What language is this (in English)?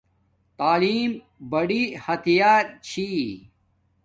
Domaaki